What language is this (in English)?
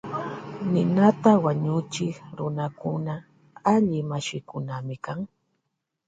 Loja Highland Quichua